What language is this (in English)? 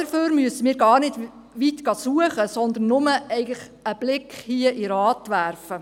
Swiss German